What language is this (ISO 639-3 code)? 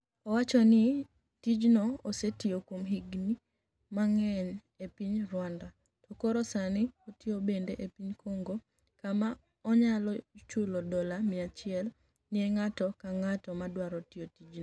luo